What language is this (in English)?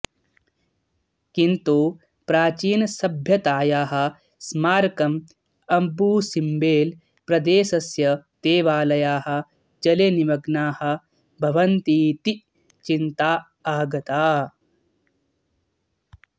Sanskrit